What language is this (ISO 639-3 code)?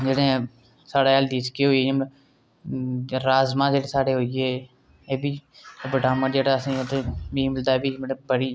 doi